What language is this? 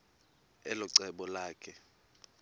Xhosa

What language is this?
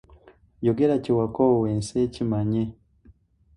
Ganda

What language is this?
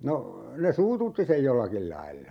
Finnish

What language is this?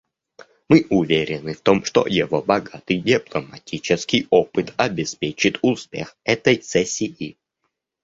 Russian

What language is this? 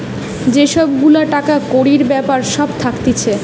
Bangla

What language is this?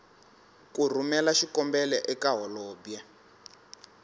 Tsonga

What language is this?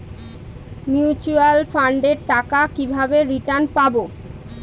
Bangla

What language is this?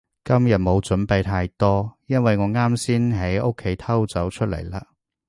Cantonese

